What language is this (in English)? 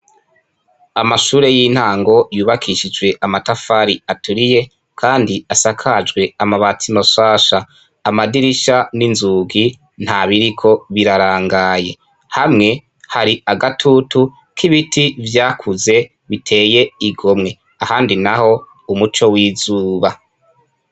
Rundi